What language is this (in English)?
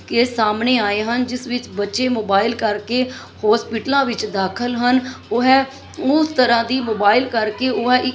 Punjabi